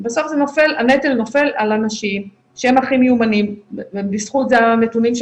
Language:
Hebrew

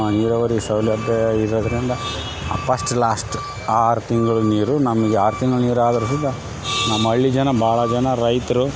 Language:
Kannada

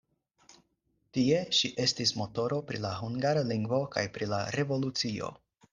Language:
Esperanto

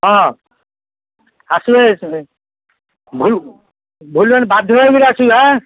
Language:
Odia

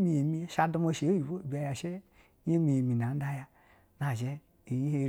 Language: Basa (Nigeria)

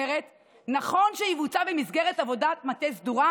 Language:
Hebrew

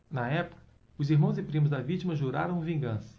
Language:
Portuguese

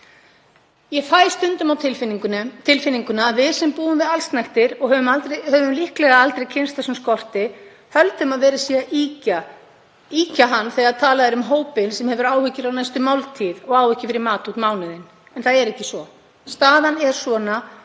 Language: Icelandic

